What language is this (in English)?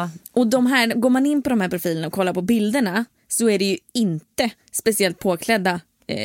Swedish